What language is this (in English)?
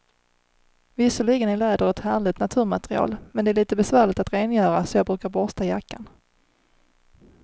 Swedish